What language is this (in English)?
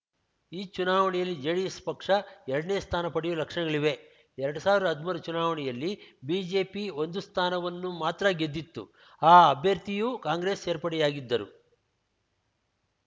Kannada